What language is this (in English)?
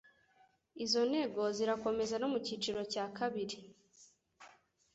Kinyarwanda